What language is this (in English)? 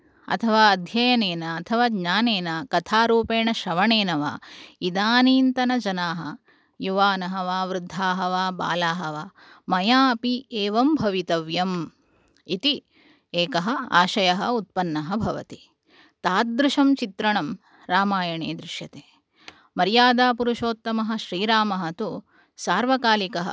Sanskrit